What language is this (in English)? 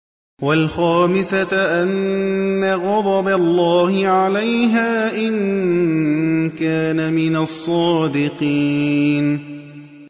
Arabic